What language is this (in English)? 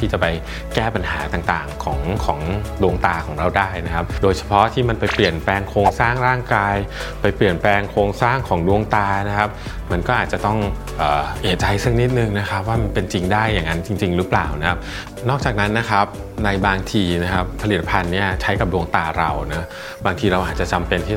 Thai